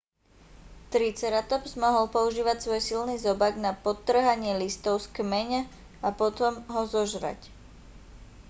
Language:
Slovak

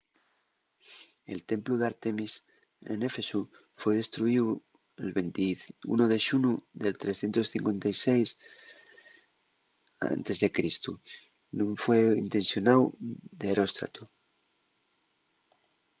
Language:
Asturian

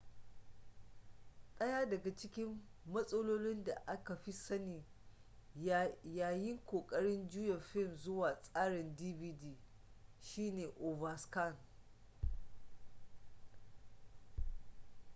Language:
Hausa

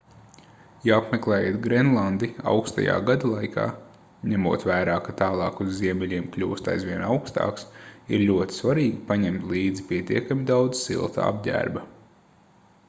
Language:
Latvian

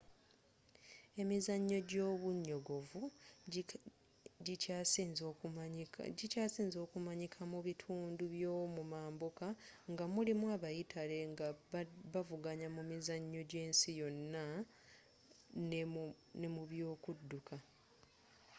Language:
Ganda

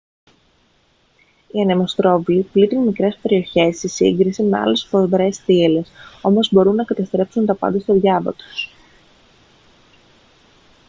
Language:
Greek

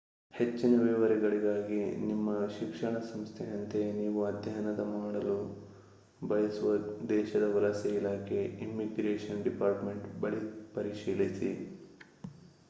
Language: Kannada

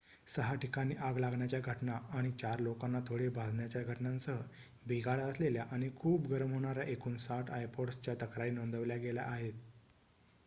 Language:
Marathi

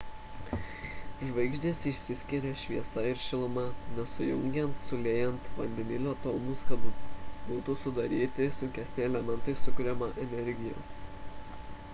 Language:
Lithuanian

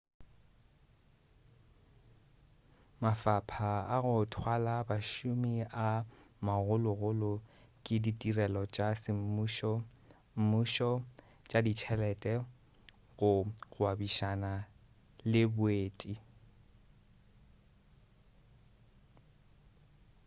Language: Northern Sotho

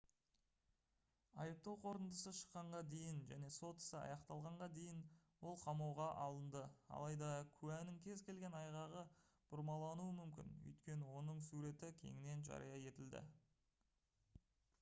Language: Kazakh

